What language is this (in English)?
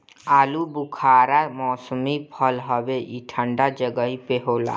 Bhojpuri